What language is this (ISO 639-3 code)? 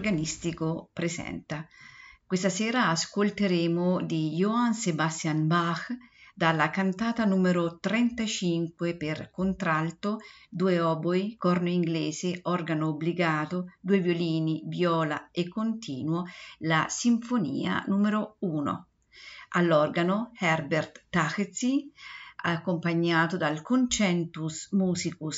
ita